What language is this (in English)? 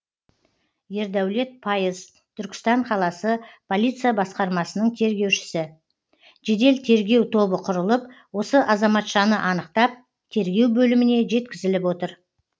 Kazakh